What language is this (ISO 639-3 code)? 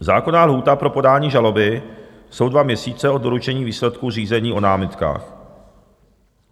ces